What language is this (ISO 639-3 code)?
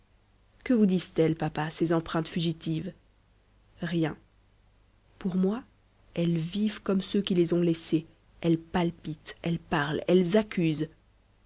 fra